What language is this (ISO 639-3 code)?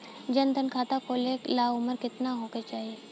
bho